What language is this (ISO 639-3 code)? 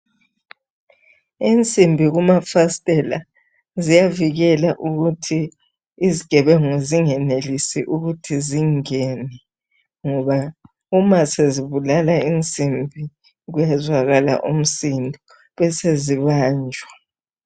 nde